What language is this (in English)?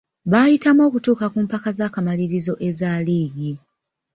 Ganda